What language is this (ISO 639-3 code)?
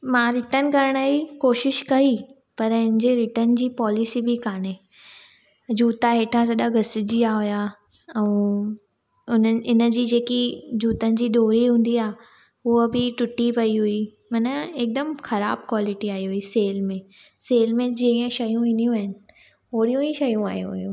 snd